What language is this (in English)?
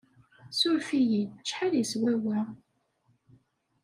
Kabyle